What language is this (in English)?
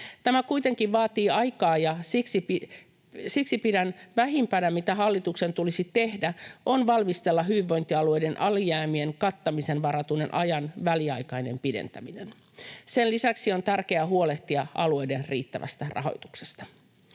Finnish